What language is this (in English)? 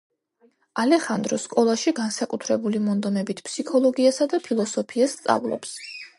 Georgian